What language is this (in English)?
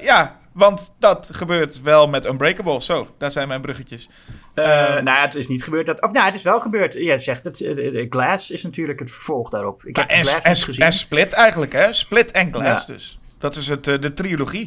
Dutch